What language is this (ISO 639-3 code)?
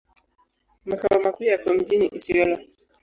swa